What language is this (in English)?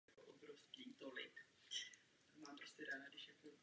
Czech